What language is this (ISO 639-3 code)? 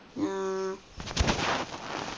mal